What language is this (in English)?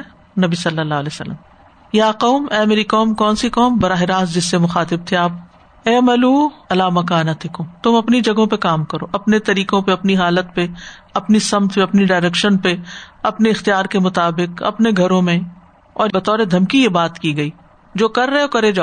Urdu